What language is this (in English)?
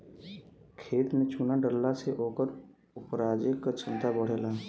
Bhojpuri